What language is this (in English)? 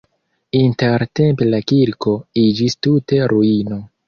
Esperanto